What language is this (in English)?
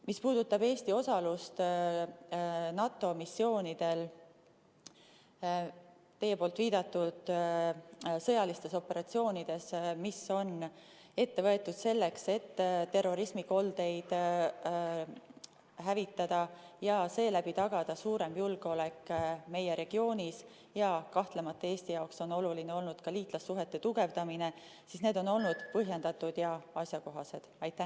Estonian